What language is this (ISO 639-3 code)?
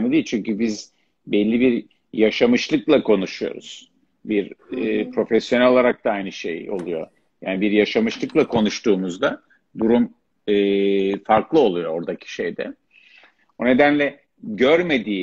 tur